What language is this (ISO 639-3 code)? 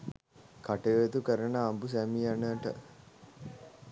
sin